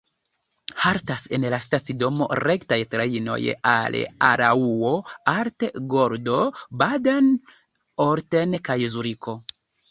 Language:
Esperanto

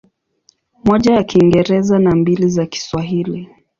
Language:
Swahili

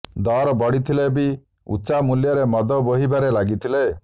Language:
Odia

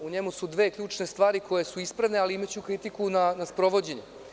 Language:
Serbian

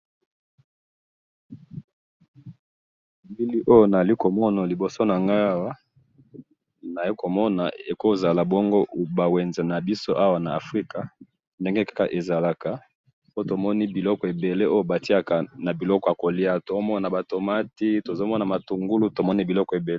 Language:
Lingala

